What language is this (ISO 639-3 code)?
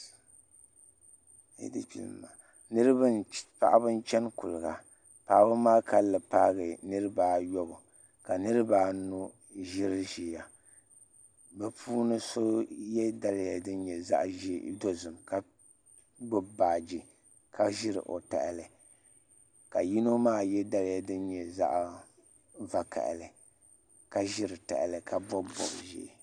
dag